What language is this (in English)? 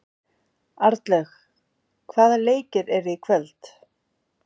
Icelandic